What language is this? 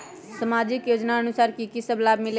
Magahi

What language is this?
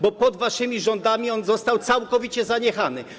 Polish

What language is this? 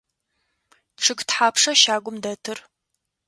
Adyghe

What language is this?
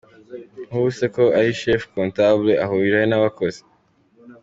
Kinyarwanda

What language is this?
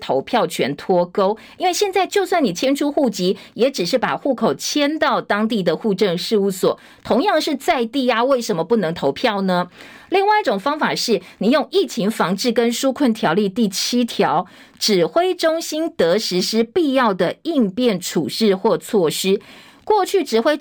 Chinese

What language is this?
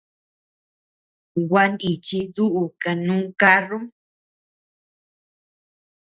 Tepeuxila Cuicatec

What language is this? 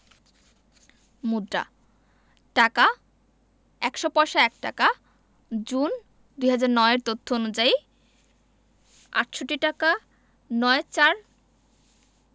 Bangla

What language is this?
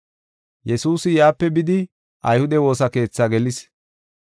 Gofa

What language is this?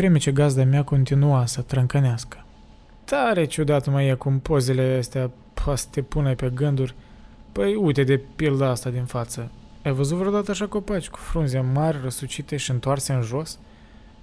Romanian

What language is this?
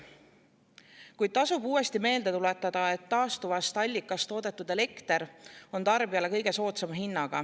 Estonian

